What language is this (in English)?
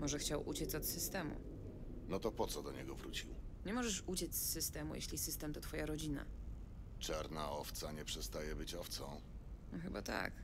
Polish